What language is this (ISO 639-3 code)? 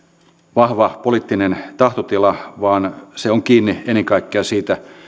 fin